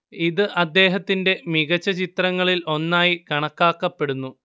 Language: Malayalam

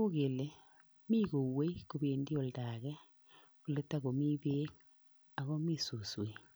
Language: Kalenjin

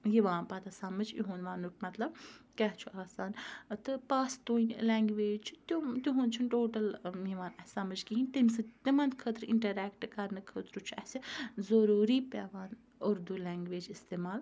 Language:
Kashmiri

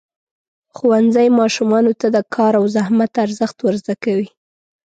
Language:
Pashto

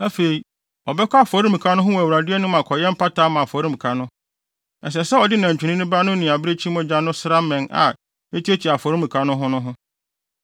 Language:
Akan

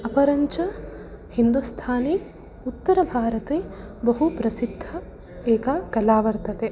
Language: Sanskrit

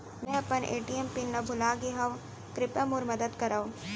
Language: Chhattisgarhi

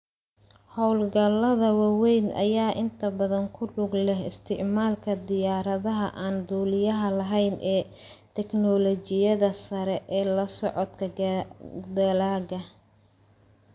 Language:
Somali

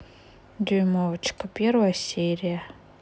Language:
Russian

